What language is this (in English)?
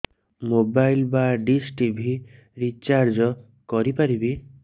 Odia